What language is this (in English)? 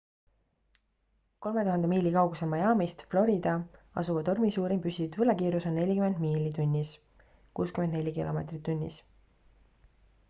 Estonian